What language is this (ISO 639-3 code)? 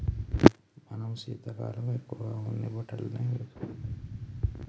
tel